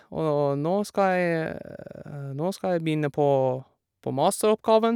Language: Norwegian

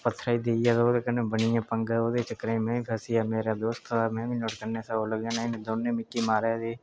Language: Dogri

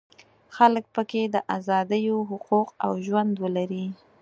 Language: Pashto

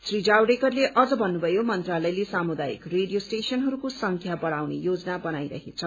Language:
Nepali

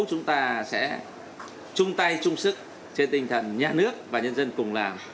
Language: Vietnamese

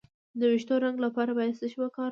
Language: Pashto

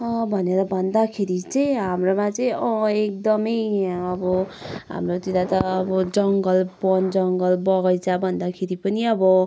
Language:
Nepali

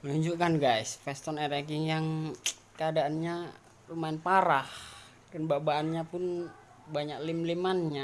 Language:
Indonesian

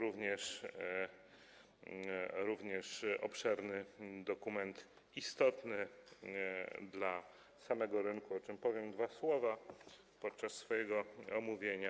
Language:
Polish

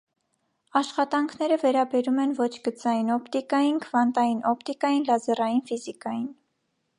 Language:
Armenian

